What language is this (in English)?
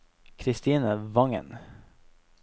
Norwegian